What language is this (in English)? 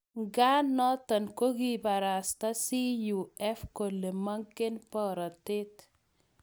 Kalenjin